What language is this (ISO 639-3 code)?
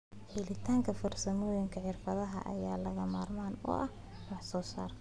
som